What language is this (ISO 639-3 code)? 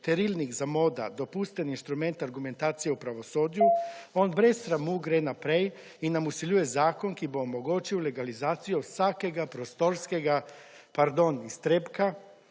slv